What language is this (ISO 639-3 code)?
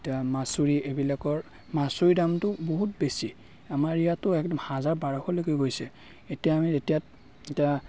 asm